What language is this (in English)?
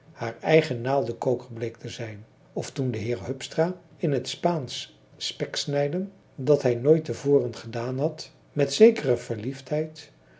Dutch